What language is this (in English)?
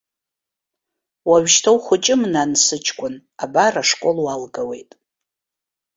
Abkhazian